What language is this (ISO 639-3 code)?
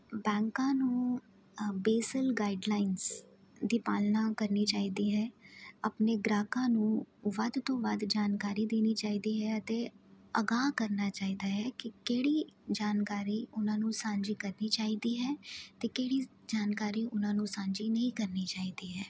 pan